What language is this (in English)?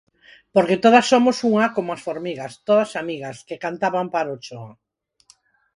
Galician